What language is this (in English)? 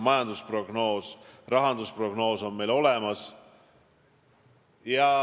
Estonian